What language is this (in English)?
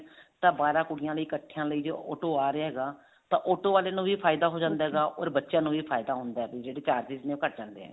Punjabi